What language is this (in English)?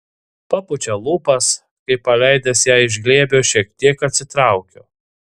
Lithuanian